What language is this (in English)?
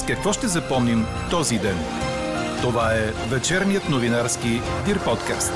Bulgarian